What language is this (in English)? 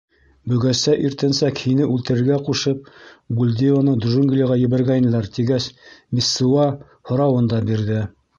Bashkir